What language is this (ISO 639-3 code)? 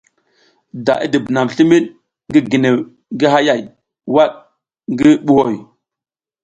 giz